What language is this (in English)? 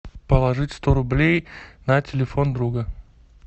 Russian